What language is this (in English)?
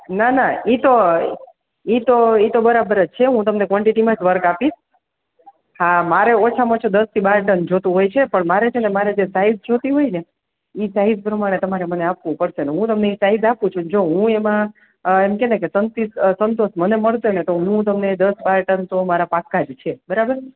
Gujarati